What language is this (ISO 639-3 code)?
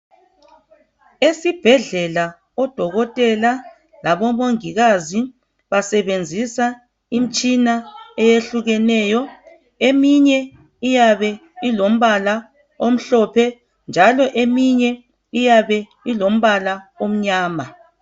nde